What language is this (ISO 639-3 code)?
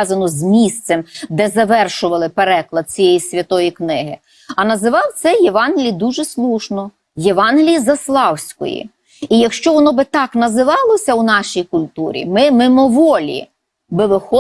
ukr